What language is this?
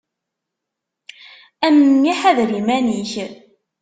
Kabyle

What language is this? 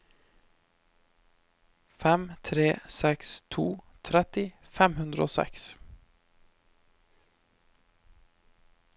Norwegian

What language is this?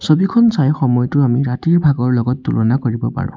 Assamese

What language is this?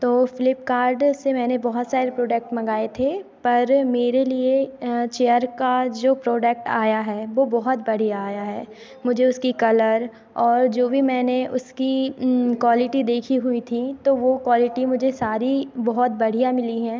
Hindi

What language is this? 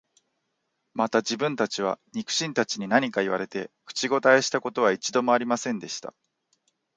Japanese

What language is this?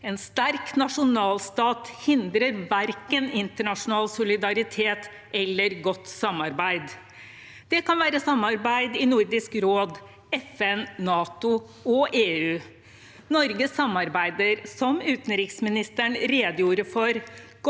Norwegian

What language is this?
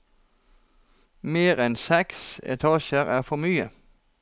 Norwegian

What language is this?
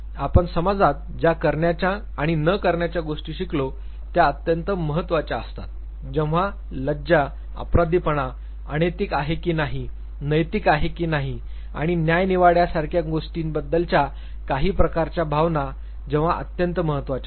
Marathi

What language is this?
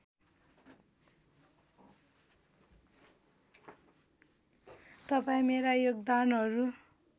Nepali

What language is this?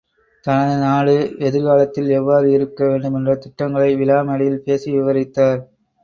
Tamil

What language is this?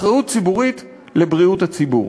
Hebrew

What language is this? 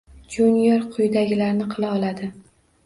Uzbek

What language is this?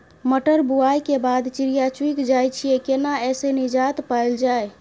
Maithili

